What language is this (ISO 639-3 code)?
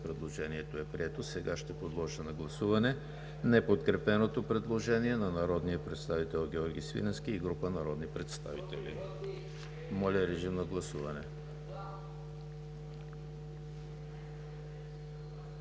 bul